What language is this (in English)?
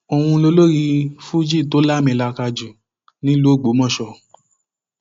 Yoruba